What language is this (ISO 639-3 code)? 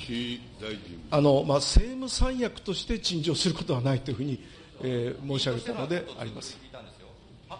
jpn